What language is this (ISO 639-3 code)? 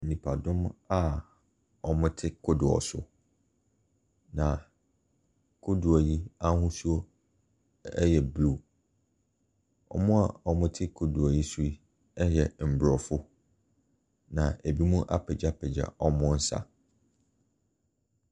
aka